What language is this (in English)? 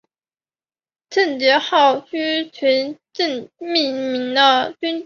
Chinese